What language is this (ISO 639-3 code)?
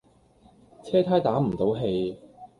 yue